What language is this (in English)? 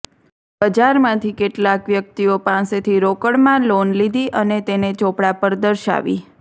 Gujarati